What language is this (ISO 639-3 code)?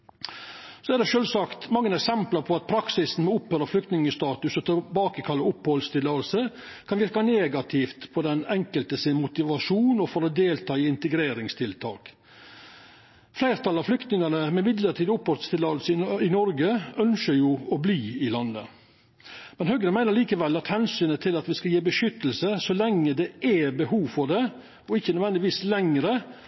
nno